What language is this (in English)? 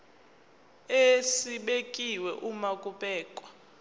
Zulu